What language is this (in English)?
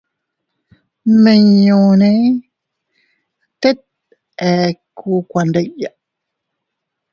Teutila Cuicatec